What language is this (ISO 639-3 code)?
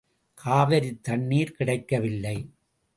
tam